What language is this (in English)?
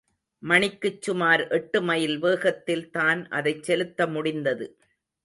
Tamil